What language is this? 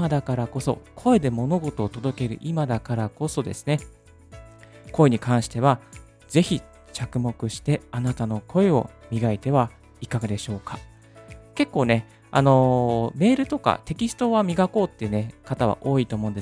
Japanese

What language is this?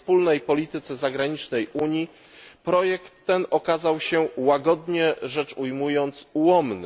Polish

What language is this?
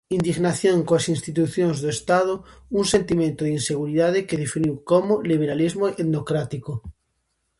Galician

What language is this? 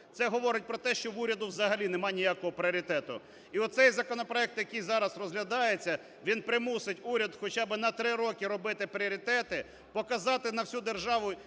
Ukrainian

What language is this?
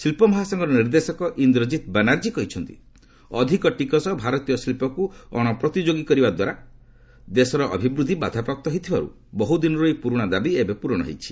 Odia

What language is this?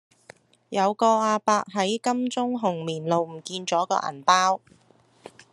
Cantonese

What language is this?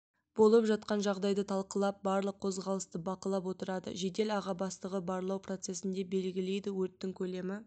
Kazakh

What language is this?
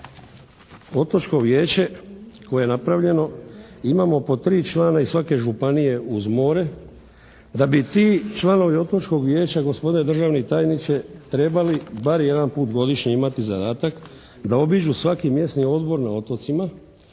Croatian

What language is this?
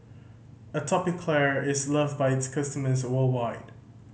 English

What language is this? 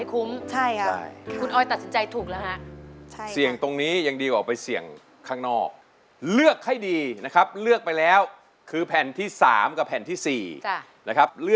Thai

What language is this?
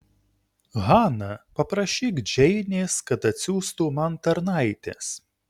Lithuanian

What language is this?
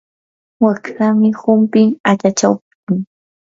Yanahuanca Pasco Quechua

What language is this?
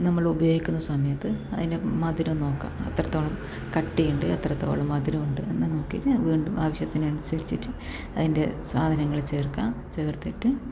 Malayalam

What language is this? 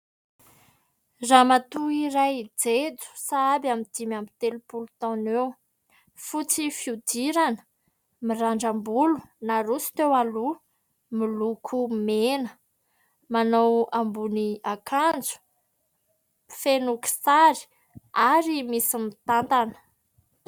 Malagasy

